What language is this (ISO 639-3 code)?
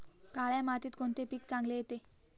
mar